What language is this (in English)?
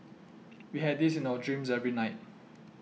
English